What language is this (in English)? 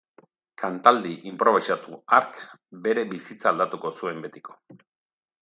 Basque